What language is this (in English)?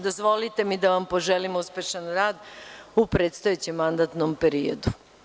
Serbian